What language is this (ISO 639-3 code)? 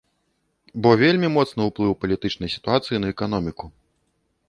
bel